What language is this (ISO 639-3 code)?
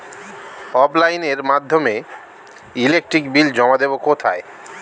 ben